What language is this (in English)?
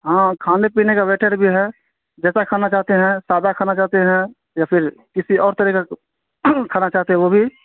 Urdu